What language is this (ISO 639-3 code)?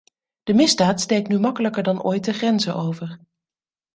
nld